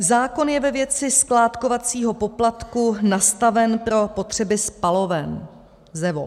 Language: Czech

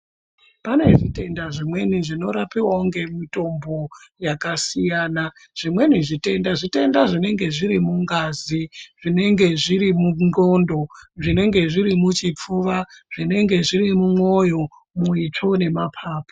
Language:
Ndau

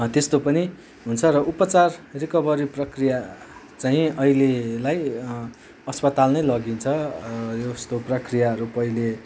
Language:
Nepali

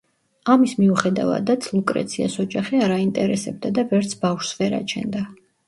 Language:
Georgian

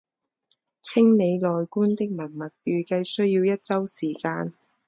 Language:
Chinese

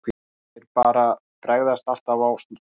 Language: Icelandic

